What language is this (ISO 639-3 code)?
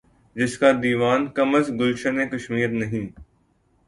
urd